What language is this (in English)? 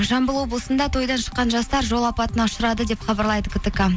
Kazakh